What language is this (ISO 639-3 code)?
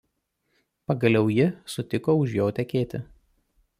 lit